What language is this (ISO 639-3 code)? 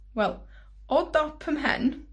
cym